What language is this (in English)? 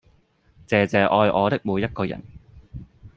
Cantonese